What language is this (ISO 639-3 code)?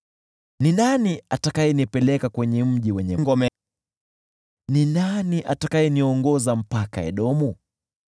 swa